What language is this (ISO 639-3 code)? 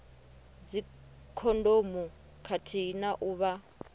ven